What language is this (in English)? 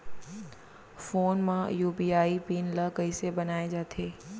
Chhattisgarhi